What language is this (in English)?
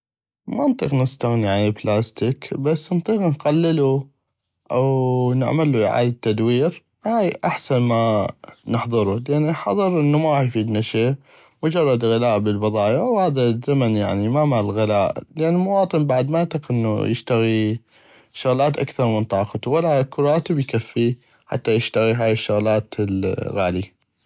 North Mesopotamian Arabic